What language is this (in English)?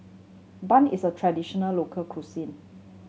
English